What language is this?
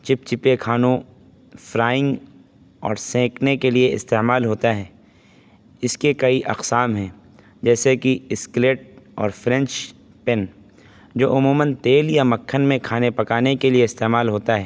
Urdu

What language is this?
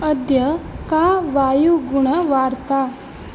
Sanskrit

